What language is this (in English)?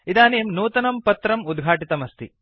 Sanskrit